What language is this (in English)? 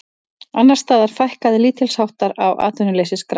Icelandic